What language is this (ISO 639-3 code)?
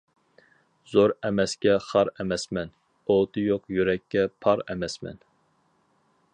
uig